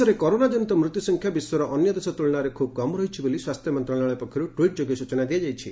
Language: Odia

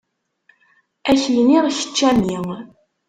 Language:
Kabyle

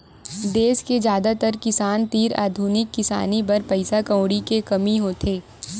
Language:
Chhattisgarhi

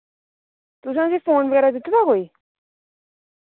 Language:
Dogri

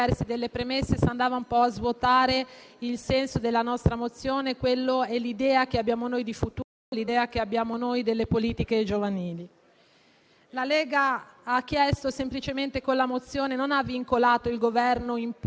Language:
Italian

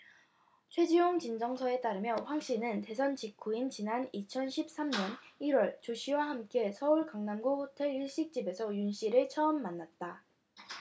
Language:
Korean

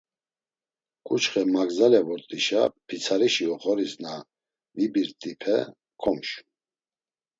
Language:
Laz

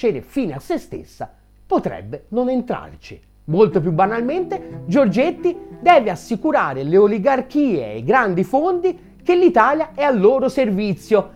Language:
Italian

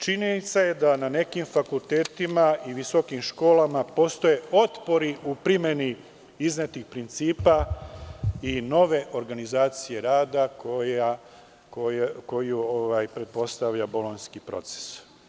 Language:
Serbian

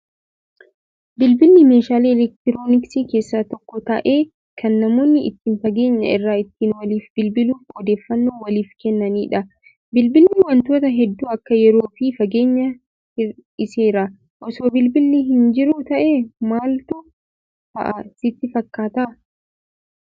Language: Oromo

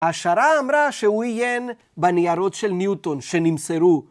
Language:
Hebrew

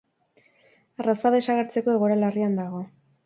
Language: Basque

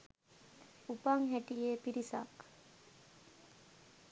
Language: Sinhala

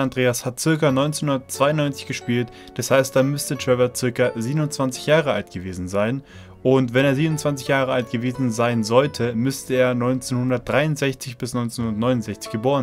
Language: German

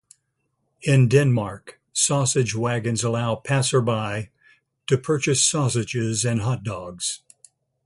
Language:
English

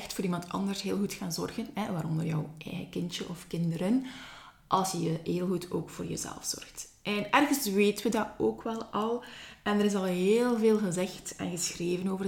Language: Dutch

